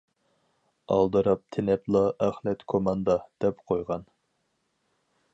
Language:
Uyghur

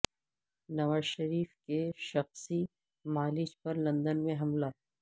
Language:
Urdu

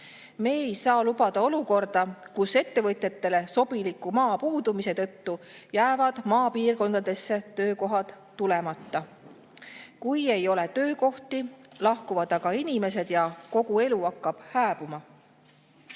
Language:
Estonian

